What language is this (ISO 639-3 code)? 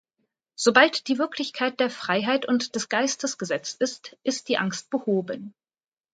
deu